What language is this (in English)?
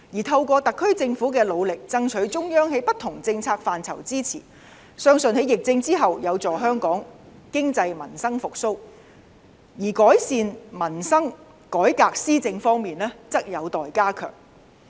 Cantonese